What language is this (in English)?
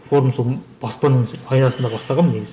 Kazakh